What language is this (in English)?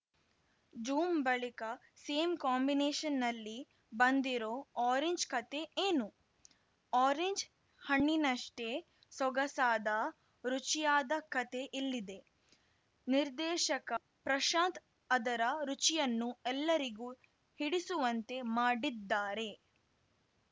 Kannada